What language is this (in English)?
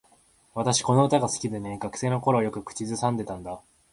Japanese